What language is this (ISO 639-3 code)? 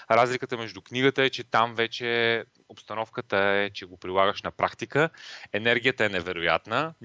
bul